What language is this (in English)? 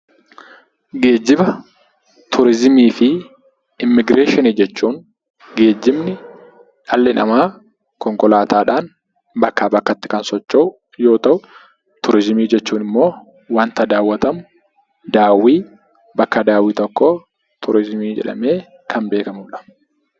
Oromo